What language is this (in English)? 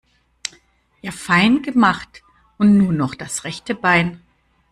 German